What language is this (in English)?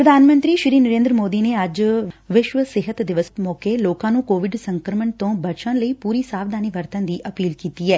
Punjabi